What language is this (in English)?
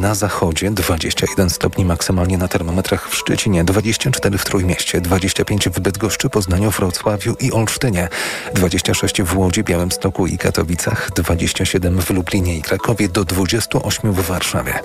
Polish